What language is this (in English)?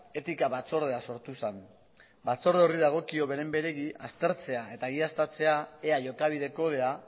Basque